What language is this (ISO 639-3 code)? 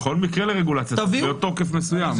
heb